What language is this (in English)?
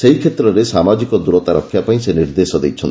Odia